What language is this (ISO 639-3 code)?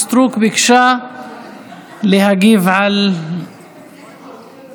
heb